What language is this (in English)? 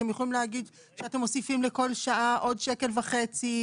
Hebrew